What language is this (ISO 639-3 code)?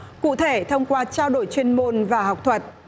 vie